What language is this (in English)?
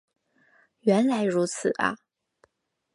Chinese